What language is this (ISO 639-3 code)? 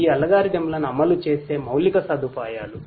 tel